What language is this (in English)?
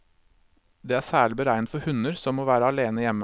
Norwegian